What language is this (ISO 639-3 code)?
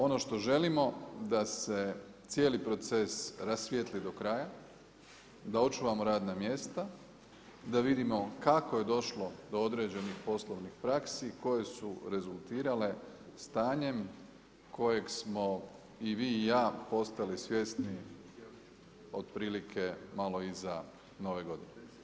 hrv